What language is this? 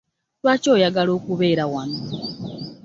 Ganda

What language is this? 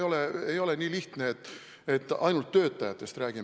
Estonian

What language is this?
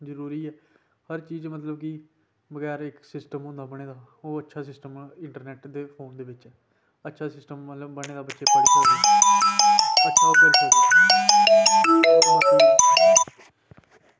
Dogri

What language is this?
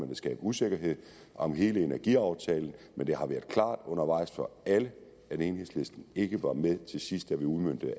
Danish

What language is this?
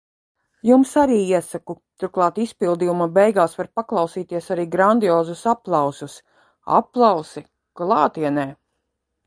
Latvian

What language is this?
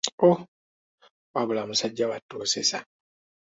Ganda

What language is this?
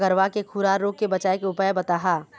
Chhattisgarhi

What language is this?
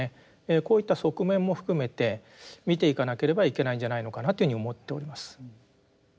Japanese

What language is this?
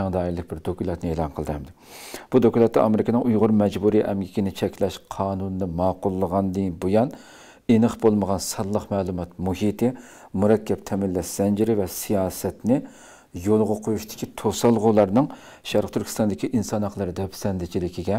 Turkish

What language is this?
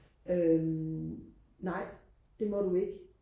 Danish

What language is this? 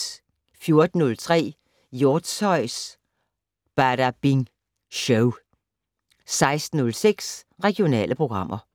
Danish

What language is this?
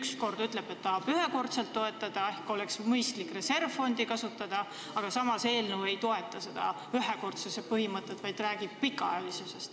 Estonian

